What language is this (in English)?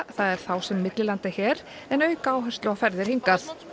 Icelandic